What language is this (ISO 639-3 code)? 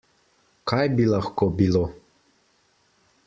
slv